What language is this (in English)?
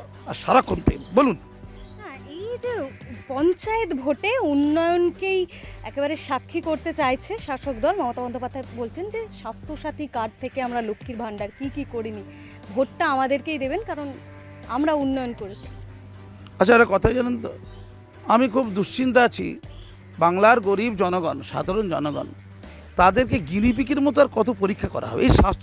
Hindi